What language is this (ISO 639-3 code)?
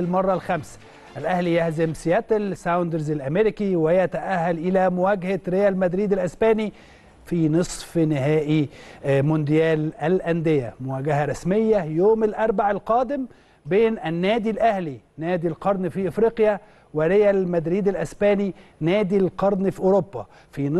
ara